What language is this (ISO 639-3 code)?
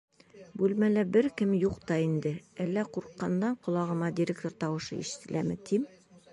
bak